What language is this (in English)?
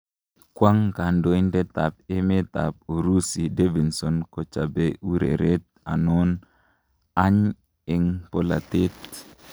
Kalenjin